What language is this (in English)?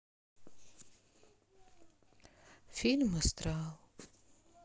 Russian